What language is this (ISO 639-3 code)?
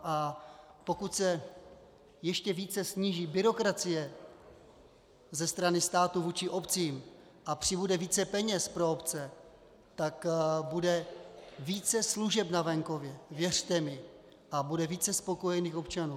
ces